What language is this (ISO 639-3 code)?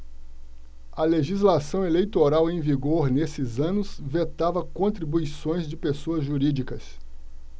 por